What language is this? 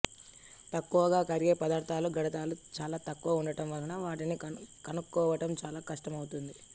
Telugu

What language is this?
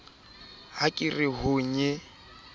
Southern Sotho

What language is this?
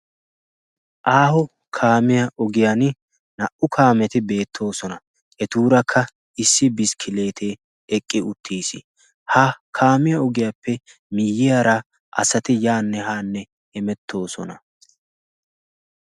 Wolaytta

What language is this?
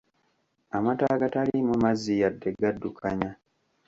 Ganda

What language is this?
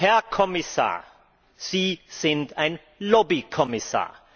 German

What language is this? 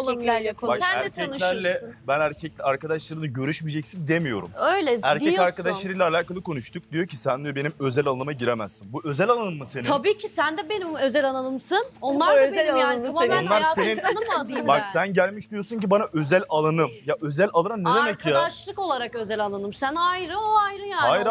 Turkish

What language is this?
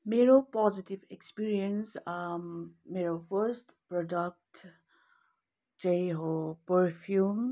Nepali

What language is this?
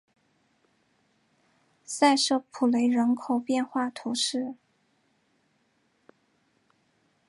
Chinese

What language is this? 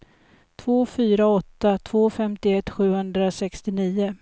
Swedish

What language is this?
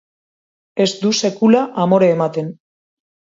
Basque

